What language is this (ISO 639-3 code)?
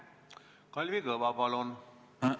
est